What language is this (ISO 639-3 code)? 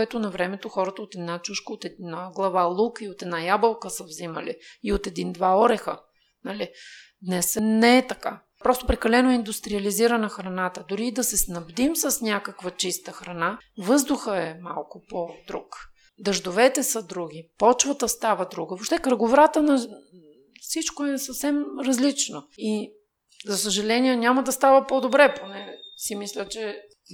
bul